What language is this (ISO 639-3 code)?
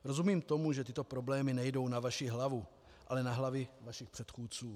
ces